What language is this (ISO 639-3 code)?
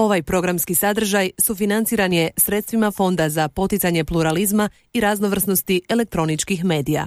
hrv